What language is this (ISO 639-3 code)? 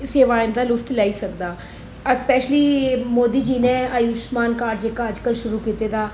doi